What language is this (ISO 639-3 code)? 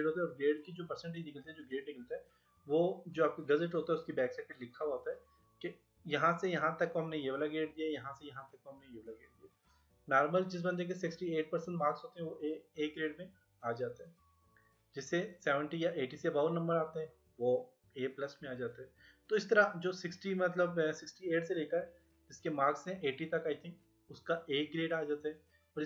hin